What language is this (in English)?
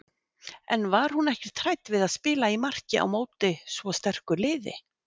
Icelandic